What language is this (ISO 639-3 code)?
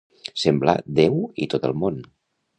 cat